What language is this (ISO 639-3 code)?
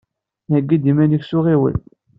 kab